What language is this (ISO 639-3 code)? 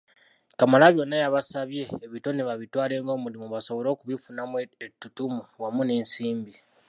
lug